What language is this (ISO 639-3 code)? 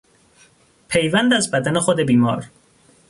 fas